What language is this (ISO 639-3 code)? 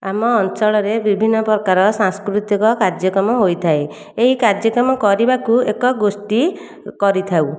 ori